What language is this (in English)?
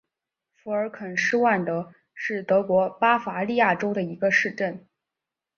Chinese